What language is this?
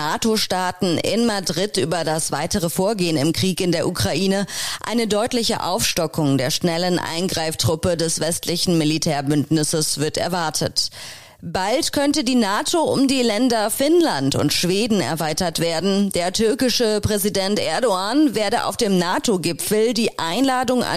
German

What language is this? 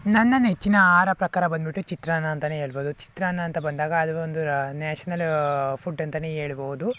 Kannada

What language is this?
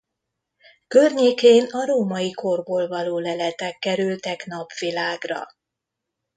Hungarian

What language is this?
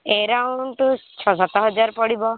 Odia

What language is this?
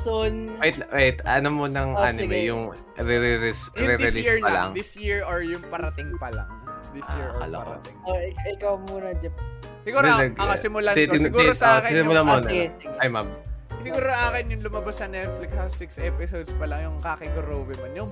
Filipino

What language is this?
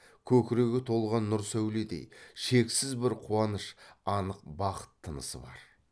Kazakh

